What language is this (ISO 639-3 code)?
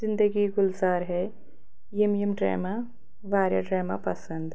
kas